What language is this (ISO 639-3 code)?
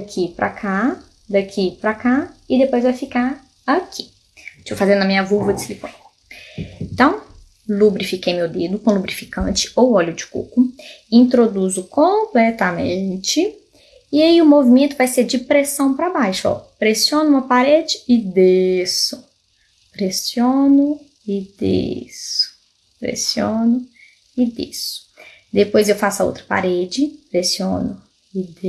por